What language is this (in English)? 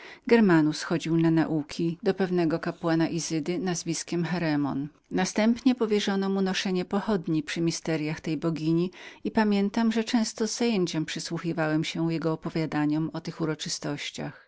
Polish